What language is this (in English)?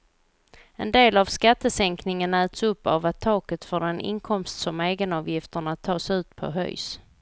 Swedish